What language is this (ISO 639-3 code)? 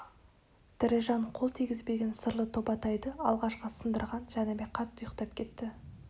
kaz